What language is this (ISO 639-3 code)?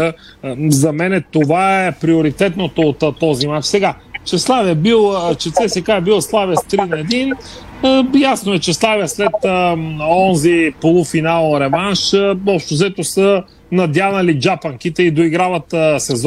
bul